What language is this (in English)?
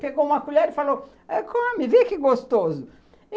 Portuguese